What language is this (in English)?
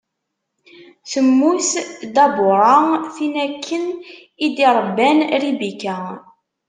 Kabyle